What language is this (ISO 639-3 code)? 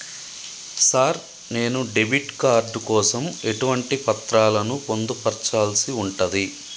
tel